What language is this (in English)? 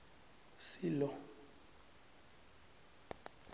South Ndebele